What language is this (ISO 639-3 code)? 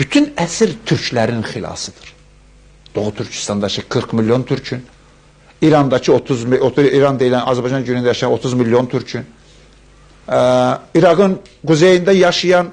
tur